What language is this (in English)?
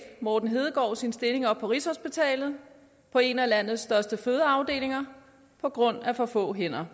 Danish